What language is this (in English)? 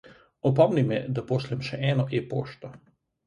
Slovenian